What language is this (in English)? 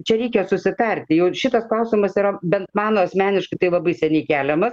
Lithuanian